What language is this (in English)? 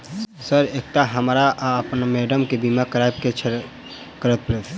Maithili